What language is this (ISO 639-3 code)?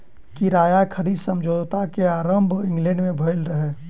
mai